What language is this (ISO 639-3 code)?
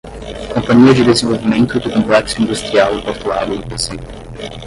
por